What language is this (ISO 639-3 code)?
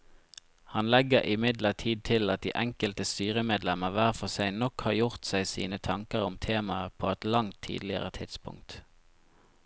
nor